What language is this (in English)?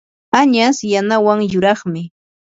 Yanahuanca Pasco Quechua